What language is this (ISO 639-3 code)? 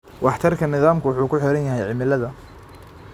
som